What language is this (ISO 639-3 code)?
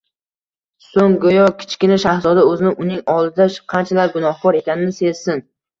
uzb